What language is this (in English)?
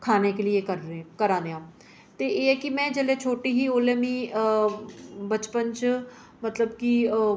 Dogri